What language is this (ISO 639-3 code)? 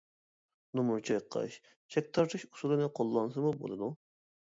uig